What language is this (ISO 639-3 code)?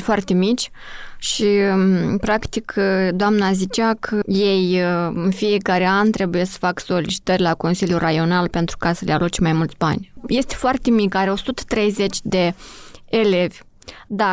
ron